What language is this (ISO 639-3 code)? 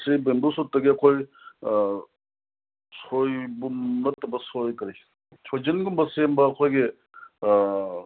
mni